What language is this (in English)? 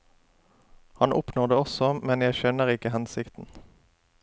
Norwegian